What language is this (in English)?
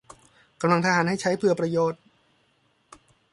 Thai